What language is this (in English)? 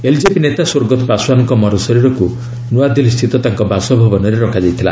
Odia